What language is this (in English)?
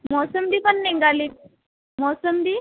Marathi